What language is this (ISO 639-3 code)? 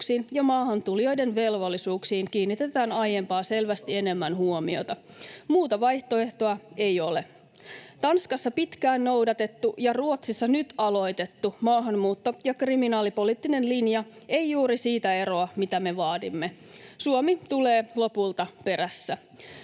fin